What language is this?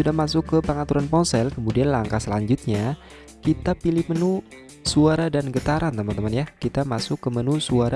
Indonesian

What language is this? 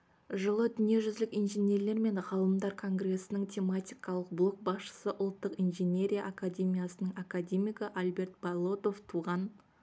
Kazakh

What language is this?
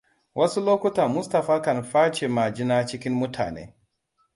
Hausa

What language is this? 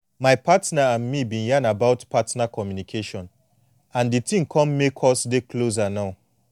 Nigerian Pidgin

